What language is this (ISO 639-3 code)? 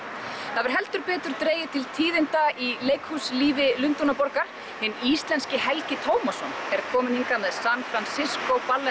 isl